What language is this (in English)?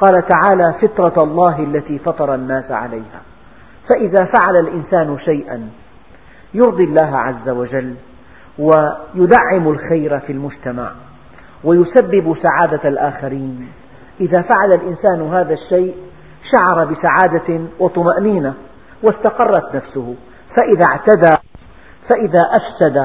Arabic